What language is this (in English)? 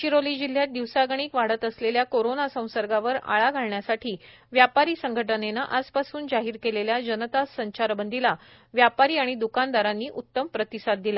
Marathi